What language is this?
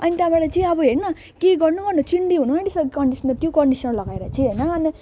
Nepali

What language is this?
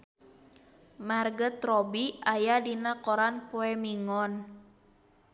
Sundanese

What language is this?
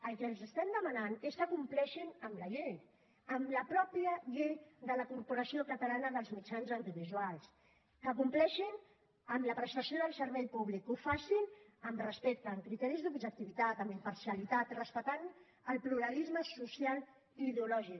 Catalan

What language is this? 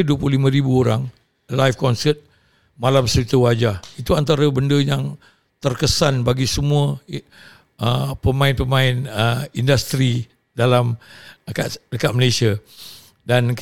Malay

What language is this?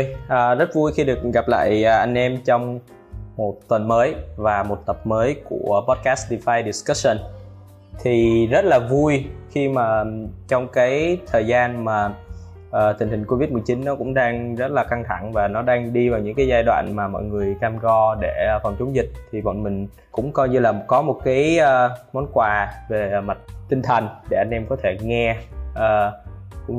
Vietnamese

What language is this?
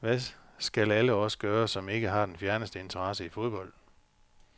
Danish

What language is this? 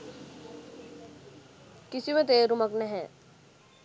Sinhala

